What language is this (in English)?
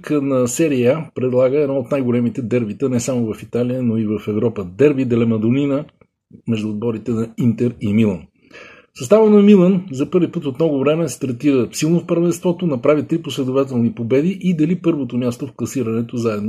Bulgarian